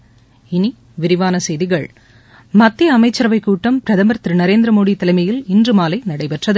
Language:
Tamil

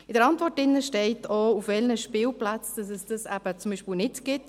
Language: Swiss German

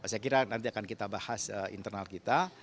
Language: Indonesian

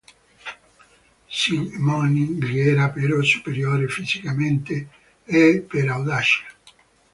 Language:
Italian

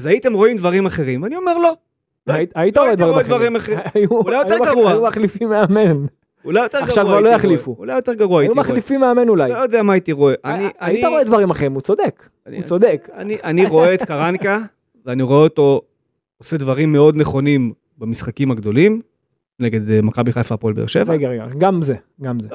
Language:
Hebrew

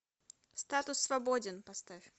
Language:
Russian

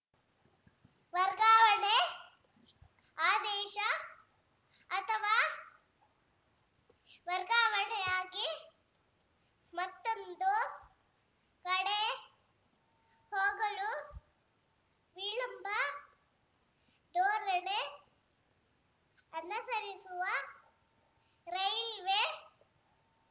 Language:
Kannada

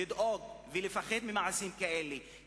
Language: Hebrew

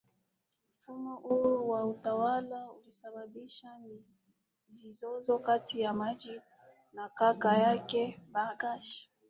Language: Swahili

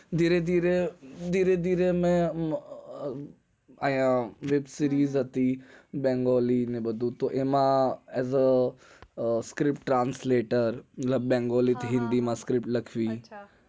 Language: Gujarati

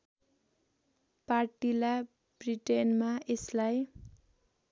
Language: Nepali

